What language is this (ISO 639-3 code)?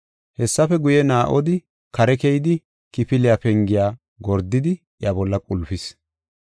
gof